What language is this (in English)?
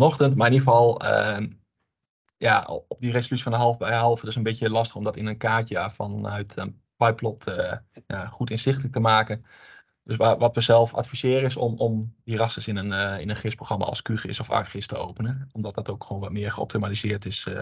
Dutch